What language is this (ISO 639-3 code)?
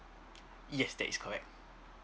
eng